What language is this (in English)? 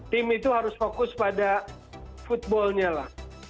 Indonesian